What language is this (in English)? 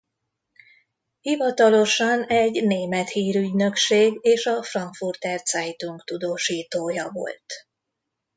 Hungarian